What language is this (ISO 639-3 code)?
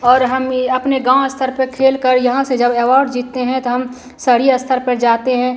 hin